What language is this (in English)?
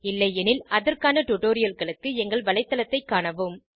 Tamil